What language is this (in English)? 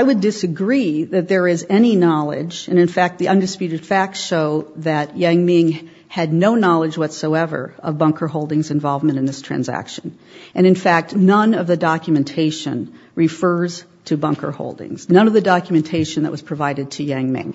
English